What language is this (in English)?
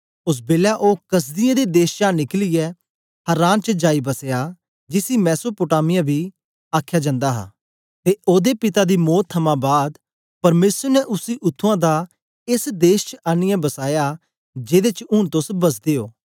Dogri